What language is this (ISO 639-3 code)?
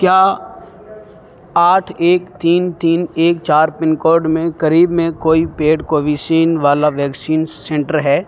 urd